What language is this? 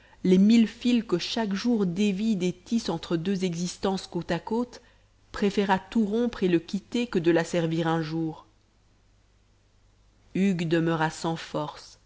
French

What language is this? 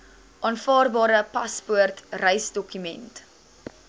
Afrikaans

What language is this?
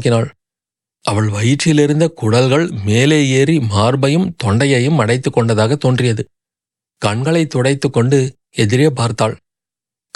Tamil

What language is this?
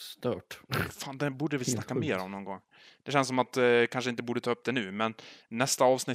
Swedish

